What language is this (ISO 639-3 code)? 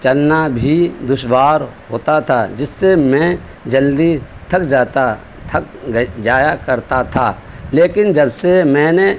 urd